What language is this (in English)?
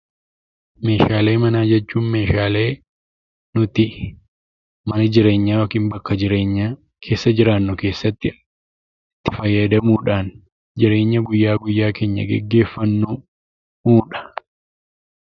Oromo